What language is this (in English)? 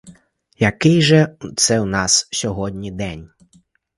Ukrainian